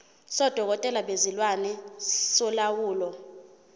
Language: Zulu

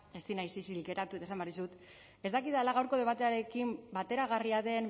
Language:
Basque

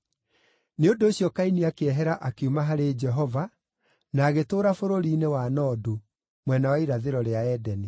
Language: Kikuyu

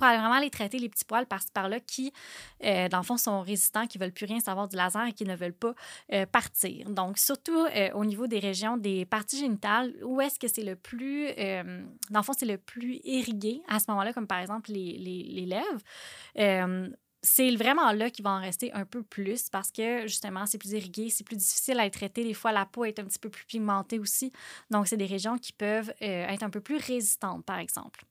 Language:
French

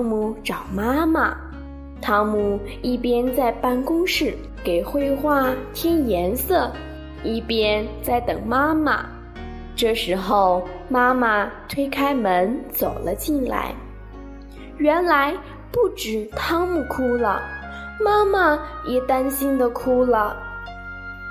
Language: Chinese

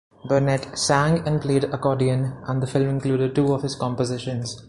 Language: English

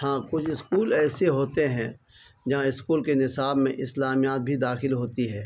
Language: Urdu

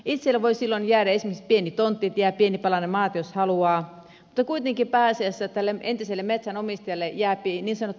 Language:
Finnish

